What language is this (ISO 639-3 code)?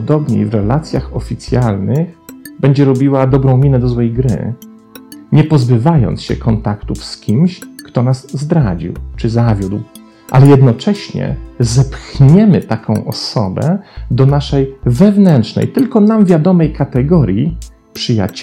pol